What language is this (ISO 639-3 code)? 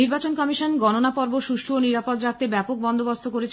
ben